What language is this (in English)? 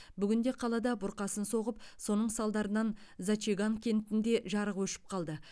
Kazakh